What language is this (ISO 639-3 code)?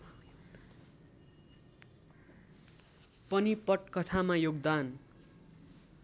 nep